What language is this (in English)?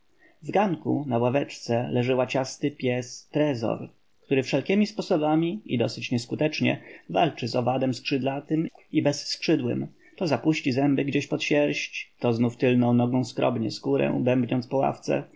Polish